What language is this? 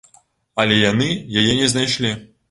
Belarusian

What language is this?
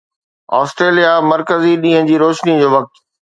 Sindhi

